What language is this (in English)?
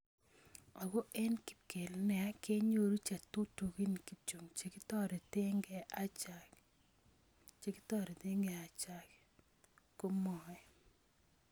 Kalenjin